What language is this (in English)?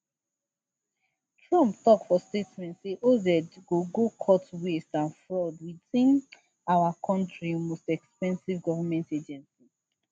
Nigerian Pidgin